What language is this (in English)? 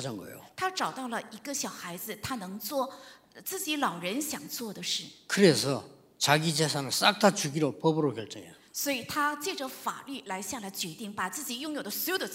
Korean